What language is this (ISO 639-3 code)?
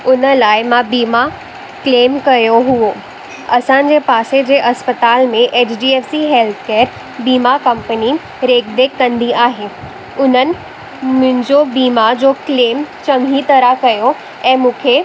snd